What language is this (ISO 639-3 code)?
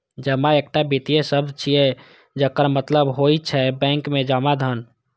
mai